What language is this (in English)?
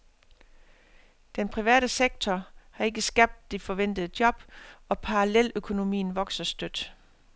Danish